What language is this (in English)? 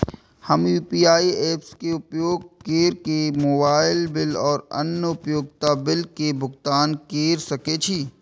Maithili